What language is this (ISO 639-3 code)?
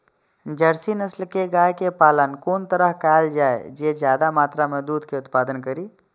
mai